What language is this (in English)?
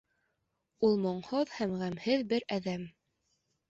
Bashkir